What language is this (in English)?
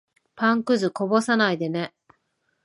Japanese